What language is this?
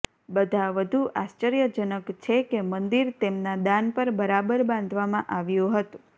Gujarati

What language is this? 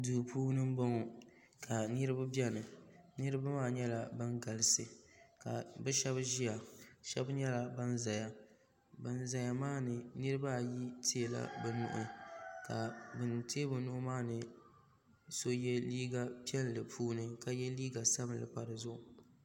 Dagbani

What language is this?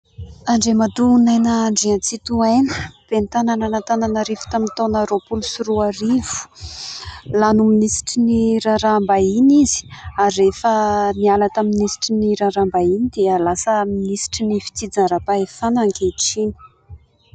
Malagasy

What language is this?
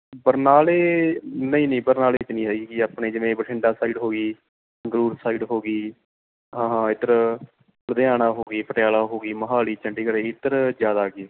Punjabi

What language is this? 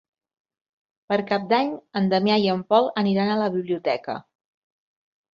Catalan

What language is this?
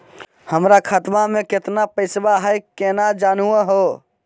Magahi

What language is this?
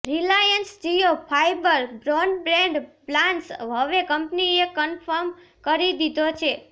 Gujarati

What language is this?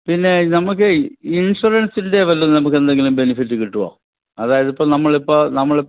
Malayalam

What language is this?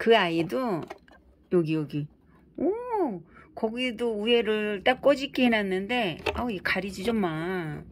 Korean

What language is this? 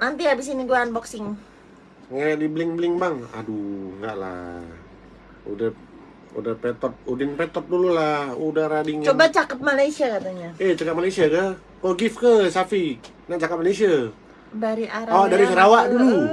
Indonesian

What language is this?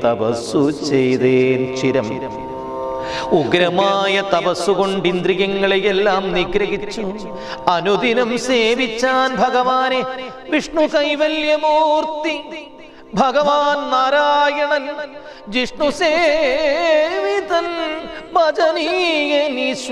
Malayalam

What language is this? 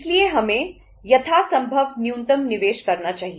Hindi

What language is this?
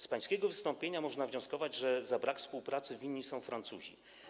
Polish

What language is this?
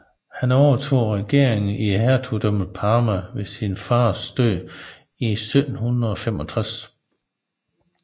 Danish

